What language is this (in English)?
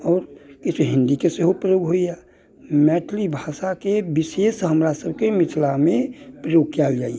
Maithili